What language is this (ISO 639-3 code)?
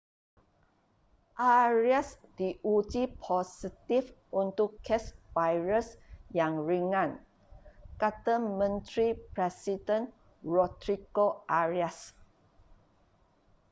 msa